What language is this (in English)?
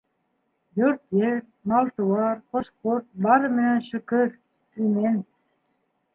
Bashkir